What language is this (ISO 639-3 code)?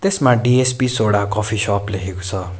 nep